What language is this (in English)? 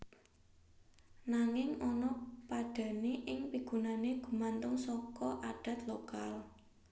Javanese